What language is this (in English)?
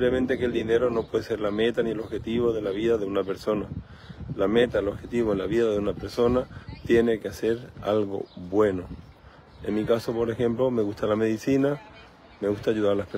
Spanish